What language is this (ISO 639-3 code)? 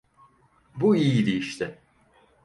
tur